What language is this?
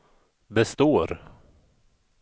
Swedish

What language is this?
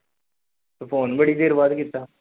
Punjabi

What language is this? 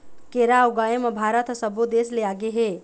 Chhattisgarhi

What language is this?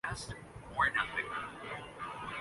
Urdu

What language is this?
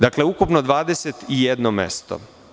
Serbian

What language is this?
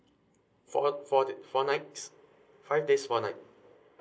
English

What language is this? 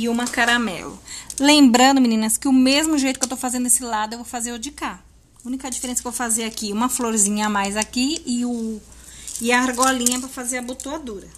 Portuguese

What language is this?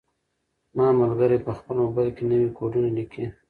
Pashto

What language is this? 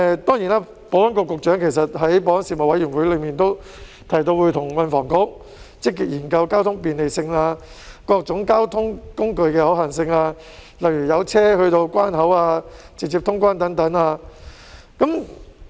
Cantonese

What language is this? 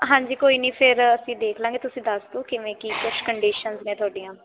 Punjabi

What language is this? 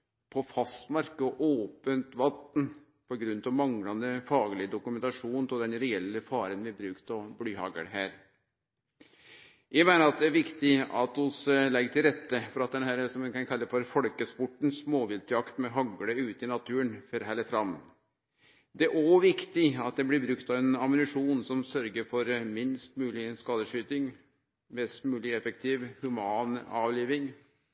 Norwegian Nynorsk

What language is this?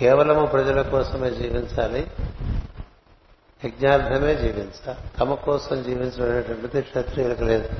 Telugu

